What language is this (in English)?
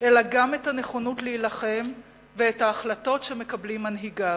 Hebrew